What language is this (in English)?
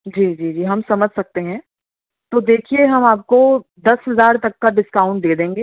Urdu